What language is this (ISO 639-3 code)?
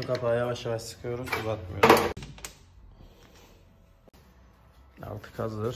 tur